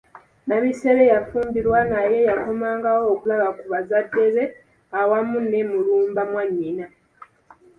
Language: Ganda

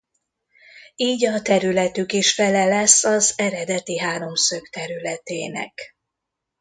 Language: Hungarian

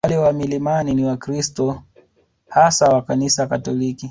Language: Swahili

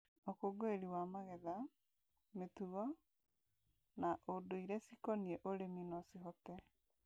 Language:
Kikuyu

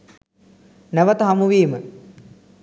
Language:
Sinhala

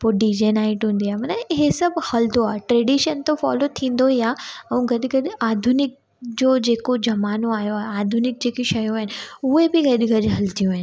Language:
Sindhi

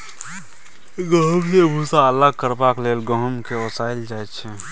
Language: Maithili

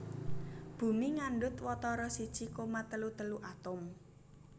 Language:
Javanese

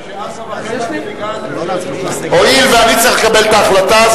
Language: Hebrew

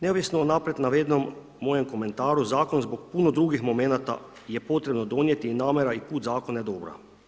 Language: Croatian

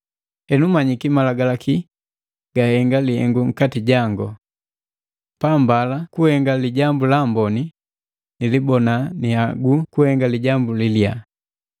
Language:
Matengo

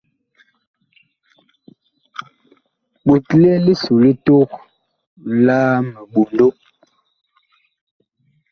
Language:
Bakoko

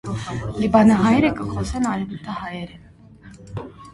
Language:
Armenian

